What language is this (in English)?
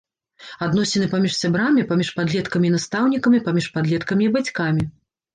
Belarusian